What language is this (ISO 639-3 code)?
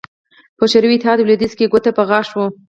pus